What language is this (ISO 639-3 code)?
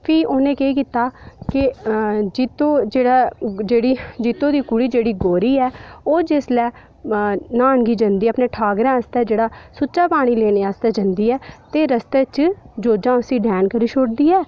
doi